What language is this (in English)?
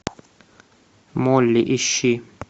Russian